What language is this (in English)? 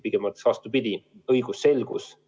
Estonian